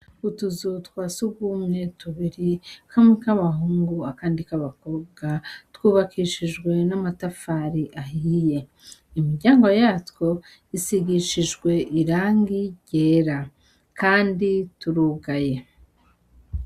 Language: Rundi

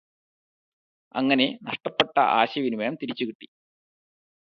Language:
Malayalam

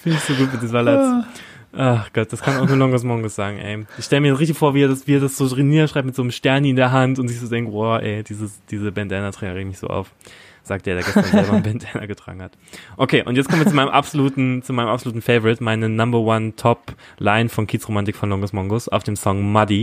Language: German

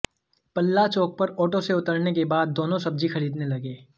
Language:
Hindi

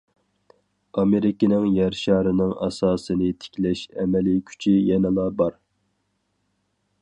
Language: Uyghur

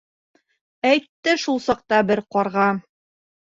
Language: Bashkir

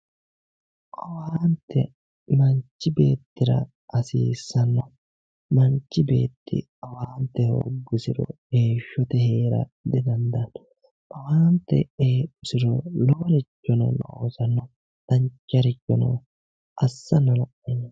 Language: Sidamo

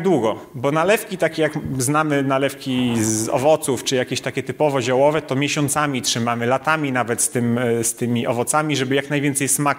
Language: Polish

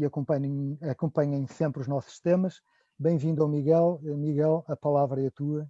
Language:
Portuguese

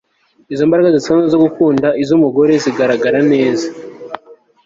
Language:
Kinyarwanda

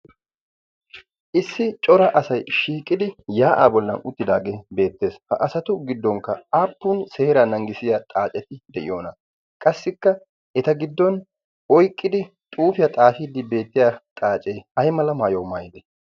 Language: Wolaytta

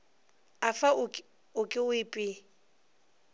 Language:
Northern Sotho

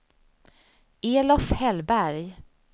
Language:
Swedish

